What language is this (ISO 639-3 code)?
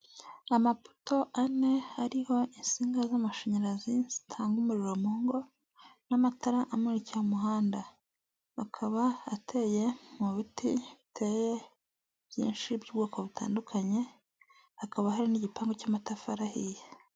kin